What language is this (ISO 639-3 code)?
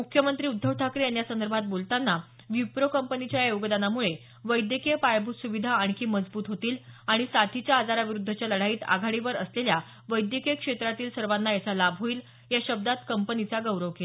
mar